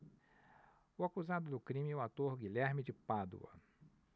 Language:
Portuguese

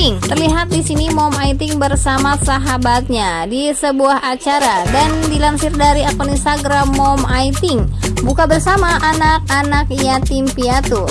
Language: Indonesian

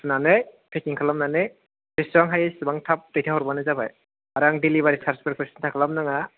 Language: Bodo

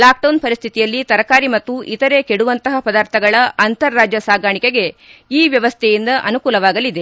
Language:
Kannada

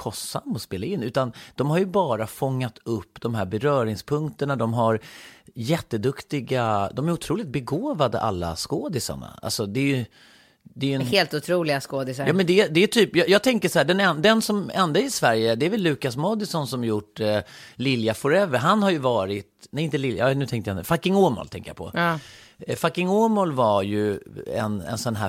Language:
Swedish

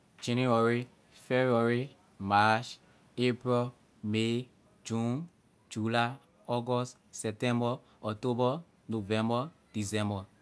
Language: Liberian English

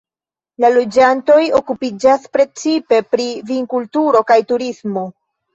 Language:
Esperanto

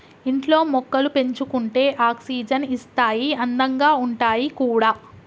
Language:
Telugu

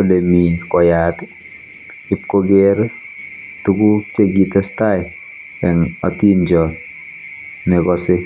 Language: Kalenjin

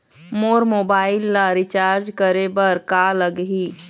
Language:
Chhattisgarhi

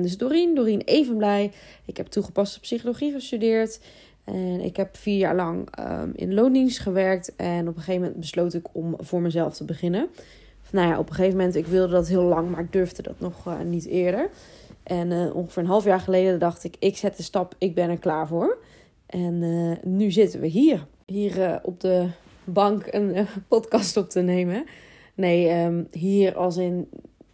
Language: Dutch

